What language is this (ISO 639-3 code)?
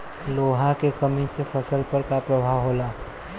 bho